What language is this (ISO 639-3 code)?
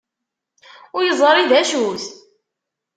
kab